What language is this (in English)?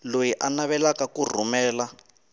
Tsonga